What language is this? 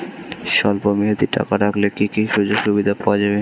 Bangla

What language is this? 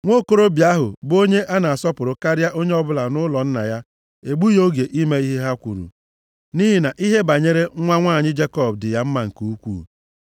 Igbo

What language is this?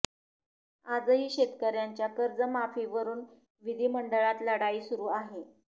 Marathi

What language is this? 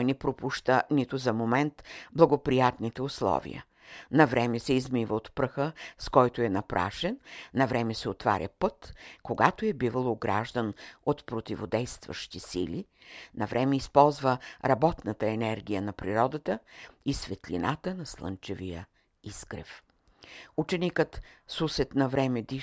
Bulgarian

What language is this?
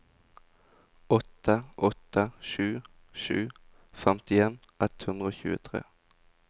Norwegian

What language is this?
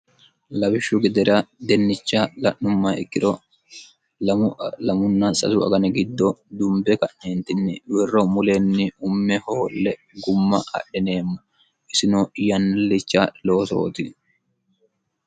Sidamo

